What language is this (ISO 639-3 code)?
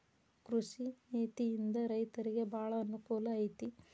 kan